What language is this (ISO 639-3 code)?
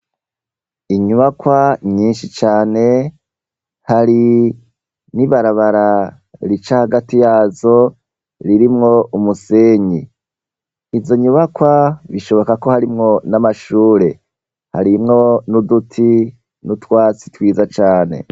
run